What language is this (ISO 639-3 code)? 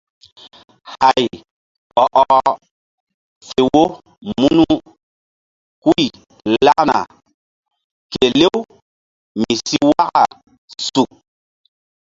mdd